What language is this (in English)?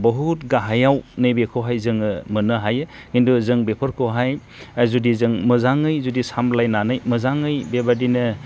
Bodo